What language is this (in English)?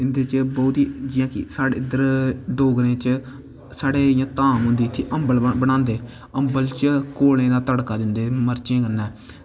Dogri